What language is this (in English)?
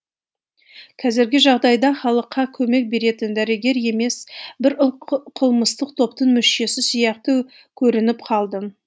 Kazakh